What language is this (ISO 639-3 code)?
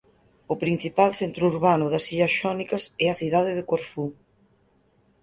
glg